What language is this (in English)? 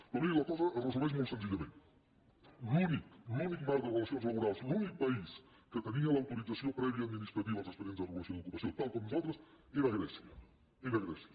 Catalan